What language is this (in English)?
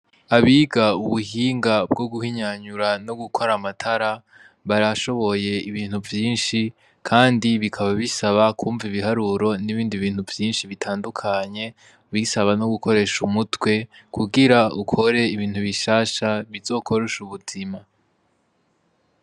Rundi